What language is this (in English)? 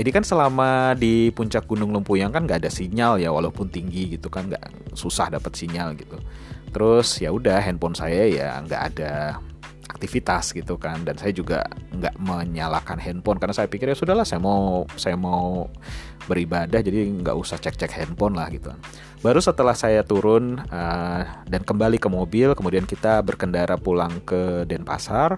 Indonesian